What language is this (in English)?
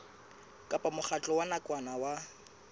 Southern Sotho